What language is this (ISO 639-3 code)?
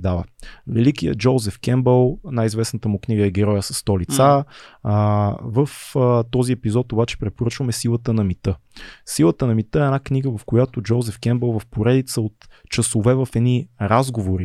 bul